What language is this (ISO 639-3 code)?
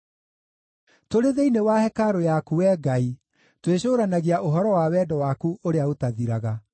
kik